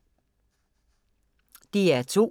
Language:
Danish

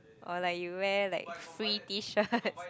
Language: English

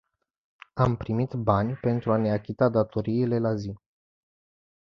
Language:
Romanian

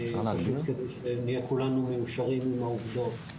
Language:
Hebrew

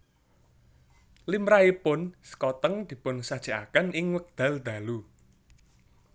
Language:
Javanese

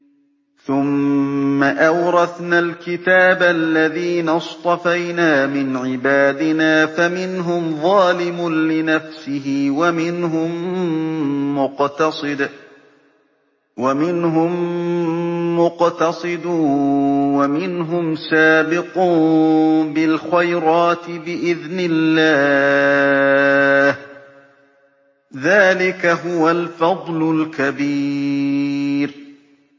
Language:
Arabic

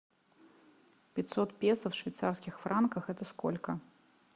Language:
Russian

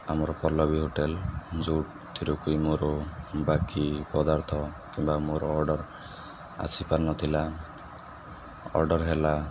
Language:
Odia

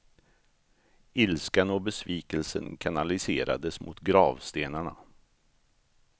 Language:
Swedish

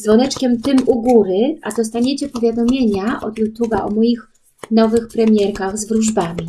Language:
Polish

